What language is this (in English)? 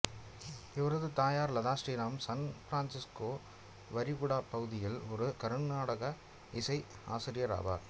Tamil